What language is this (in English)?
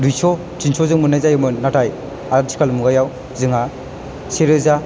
Bodo